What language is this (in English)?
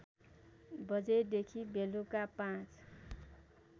Nepali